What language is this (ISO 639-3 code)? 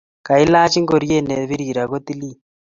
kln